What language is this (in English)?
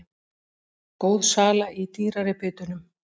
Icelandic